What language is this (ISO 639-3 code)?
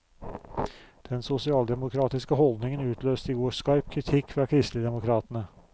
nor